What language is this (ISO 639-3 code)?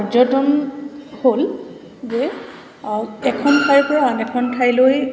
asm